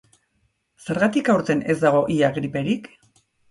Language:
Basque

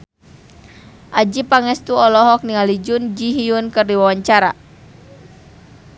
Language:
Sundanese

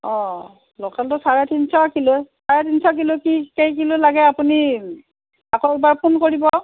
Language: Assamese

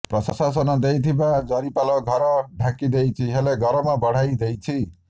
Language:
Odia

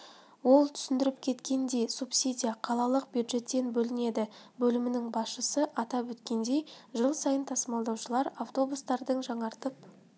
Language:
Kazakh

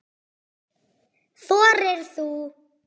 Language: Icelandic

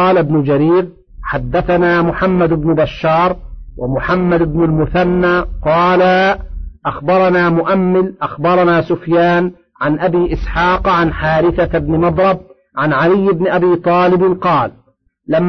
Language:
Arabic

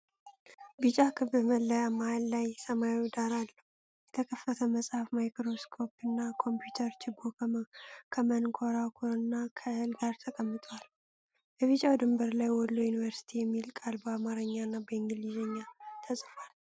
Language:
Amharic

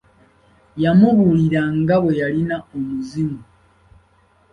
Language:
Ganda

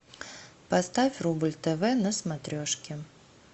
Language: Russian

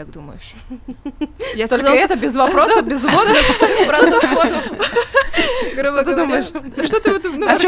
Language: Russian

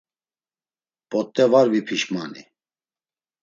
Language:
Laz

